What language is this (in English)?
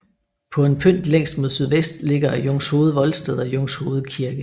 Danish